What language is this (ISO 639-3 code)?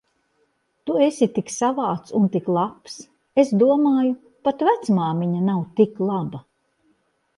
lav